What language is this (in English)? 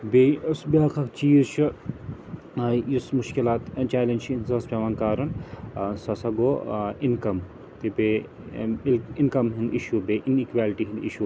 Kashmiri